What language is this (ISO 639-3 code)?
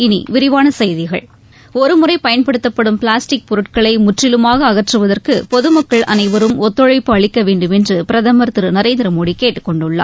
tam